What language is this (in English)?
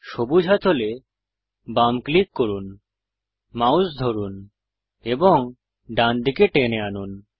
Bangla